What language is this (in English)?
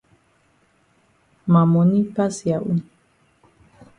Cameroon Pidgin